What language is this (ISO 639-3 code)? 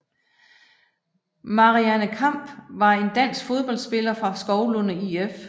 dan